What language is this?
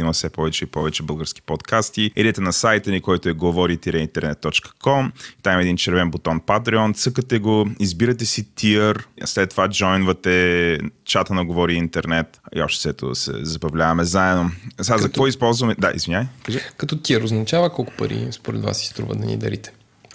Bulgarian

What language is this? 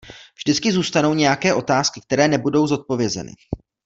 Czech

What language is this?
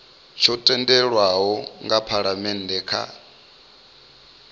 Venda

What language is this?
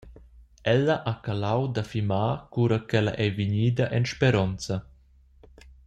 Romansh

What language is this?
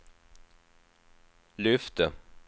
Swedish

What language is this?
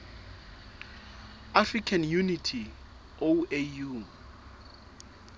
Southern Sotho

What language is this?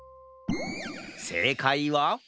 Japanese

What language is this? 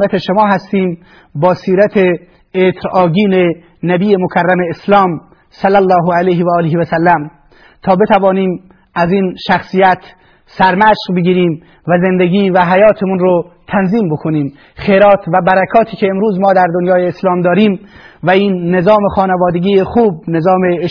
Persian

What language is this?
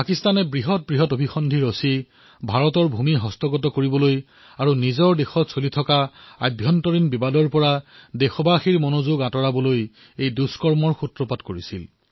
Assamese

